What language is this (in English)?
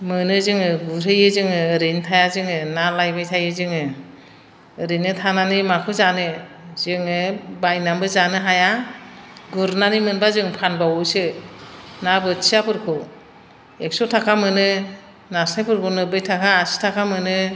Bodo